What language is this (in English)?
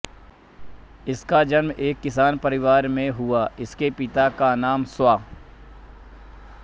Hindi